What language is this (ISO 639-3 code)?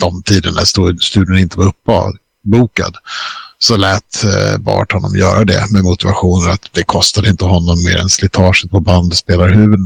swe